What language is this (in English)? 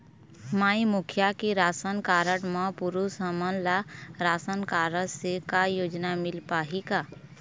Chhattisgarhi